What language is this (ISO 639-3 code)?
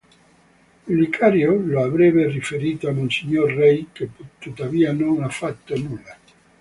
ita